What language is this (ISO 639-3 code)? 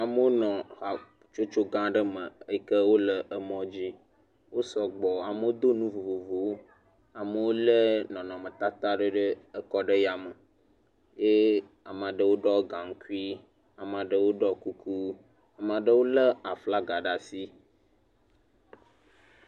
ewe